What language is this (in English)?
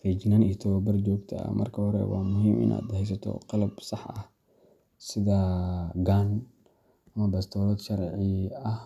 Somali